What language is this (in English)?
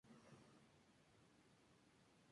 Spanish